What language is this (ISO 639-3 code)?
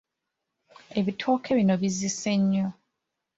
lug